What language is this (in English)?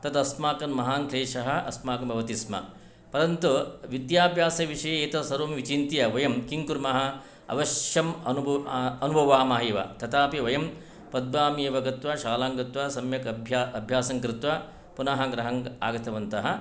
Sanskrit